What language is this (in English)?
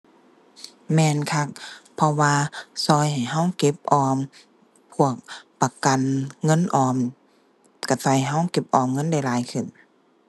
Thai